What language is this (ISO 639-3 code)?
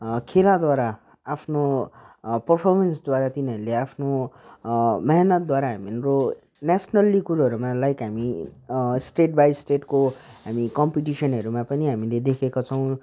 nep